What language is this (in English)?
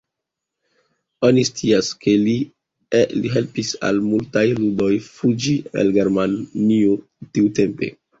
Esperanto